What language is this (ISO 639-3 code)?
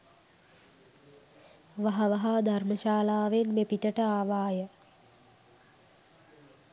sin